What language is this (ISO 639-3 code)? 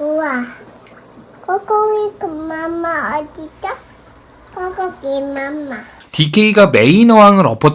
kor